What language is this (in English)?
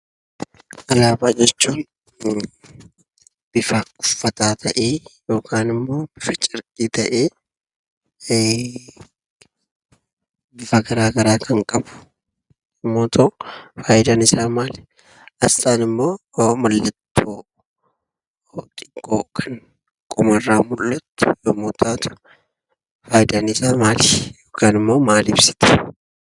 Oromo